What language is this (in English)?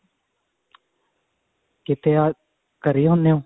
Punjabi